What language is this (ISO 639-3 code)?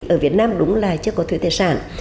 vie